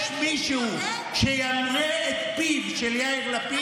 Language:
Hebrew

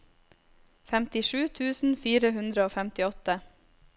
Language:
Norwegian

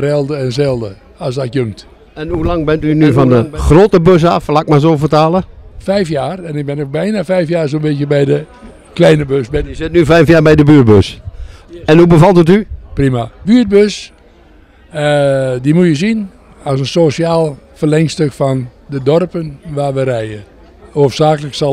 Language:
Dutch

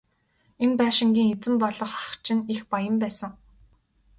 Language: Mongolian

